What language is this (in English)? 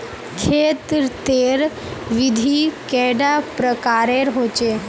Magahi